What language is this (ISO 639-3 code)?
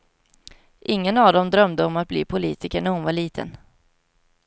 swe